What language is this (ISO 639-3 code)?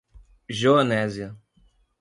por